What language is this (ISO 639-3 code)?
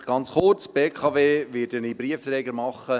gsw